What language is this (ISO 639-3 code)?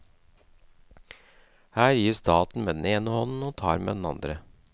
nor